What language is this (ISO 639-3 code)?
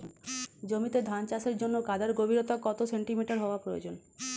ben